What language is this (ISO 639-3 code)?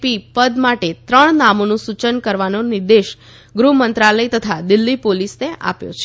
guj